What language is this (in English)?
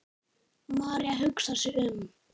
Icelandic